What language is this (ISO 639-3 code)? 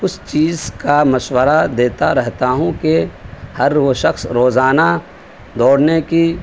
urd